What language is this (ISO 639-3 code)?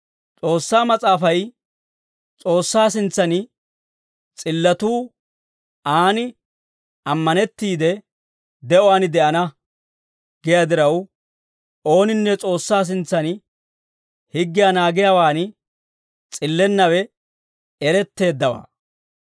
dwr